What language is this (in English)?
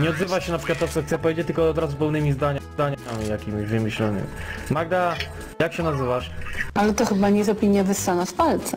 Polish